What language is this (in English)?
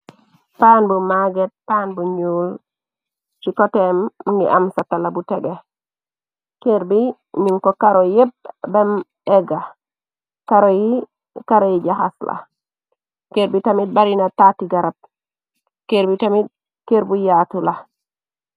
Wolof